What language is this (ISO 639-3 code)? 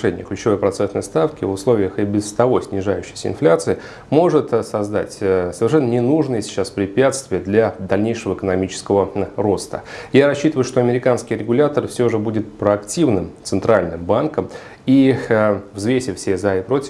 rus